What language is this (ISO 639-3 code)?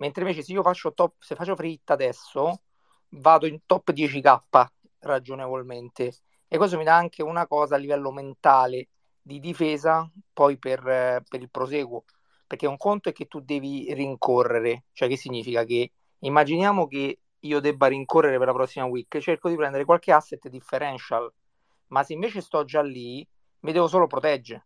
ita